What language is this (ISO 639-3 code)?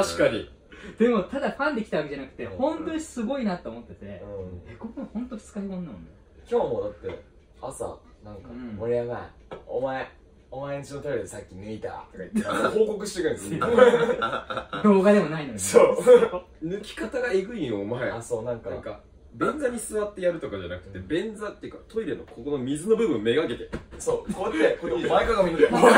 jpn